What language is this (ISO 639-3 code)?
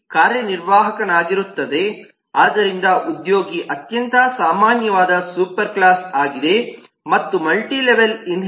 kan